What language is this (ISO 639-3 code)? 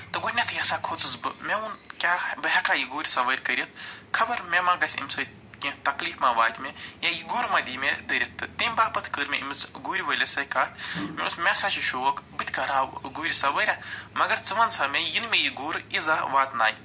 kas